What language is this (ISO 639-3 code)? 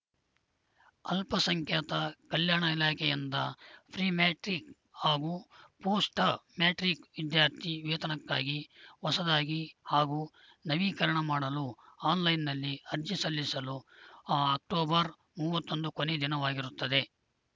kan